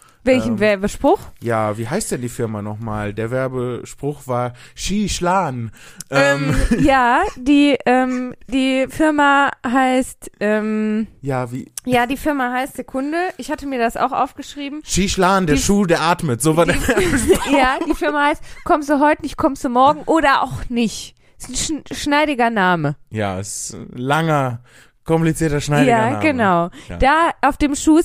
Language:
German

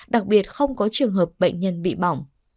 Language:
Vietnamese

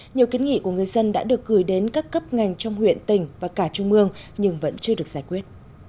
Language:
Vietnamese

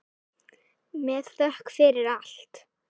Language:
Icelandic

